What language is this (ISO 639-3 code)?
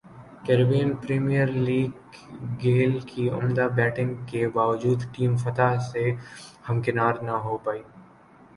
urd